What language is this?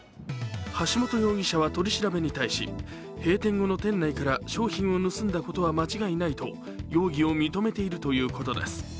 Japanese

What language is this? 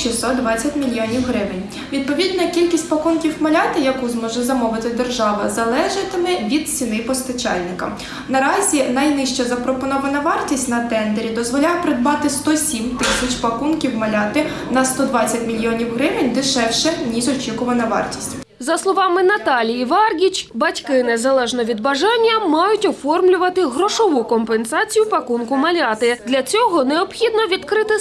Ukrainian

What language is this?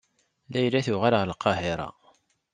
Kabyle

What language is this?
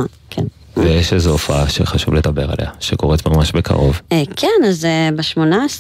Hebrew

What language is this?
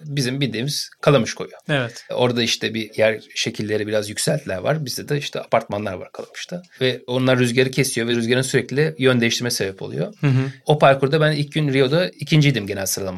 Turkish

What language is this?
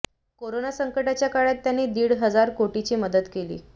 Marathi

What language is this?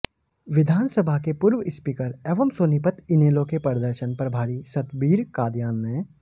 Hindi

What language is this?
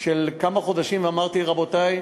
Hebrew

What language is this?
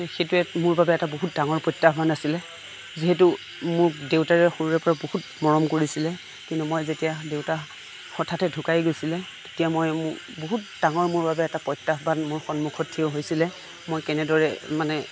Assamese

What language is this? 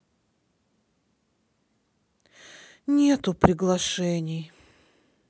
Russian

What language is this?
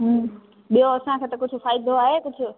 Sindhi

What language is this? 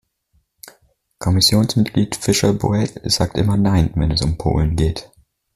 German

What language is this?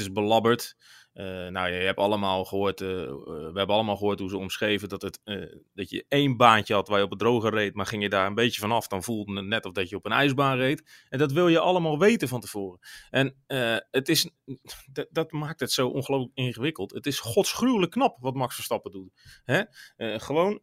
Dutch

